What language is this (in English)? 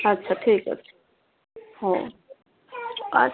Odia